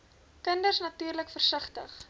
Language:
Afrikaans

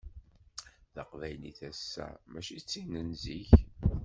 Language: Kabyle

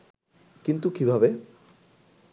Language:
Bangla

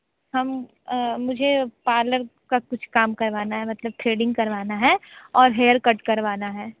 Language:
Hindi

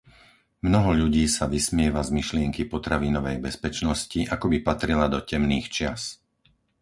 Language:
Slovak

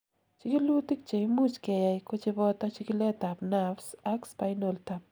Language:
Kalenjin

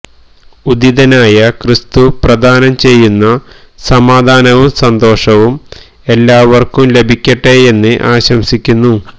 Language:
Malayalam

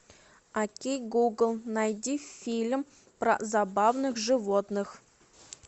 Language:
Russian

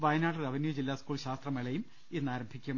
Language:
Malayalam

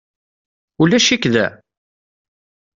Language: Kabyle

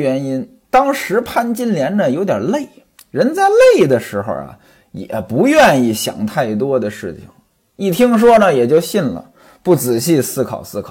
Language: Chinese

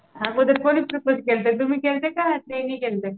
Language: Marathi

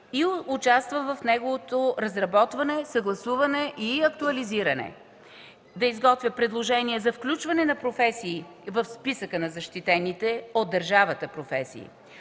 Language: Bulgarian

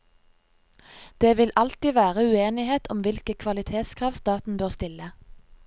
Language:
Norwegian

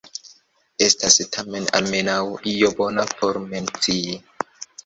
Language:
Esperanto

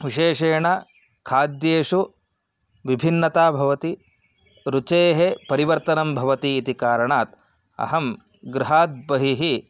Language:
Sanskrit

